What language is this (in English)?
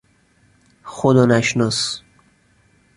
Persian